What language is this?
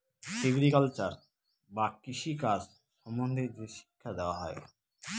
Bangla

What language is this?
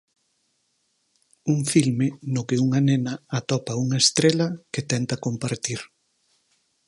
Galician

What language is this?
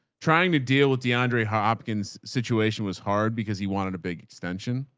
English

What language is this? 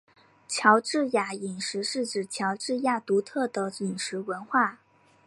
Chinese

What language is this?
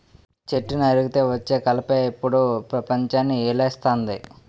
Telugu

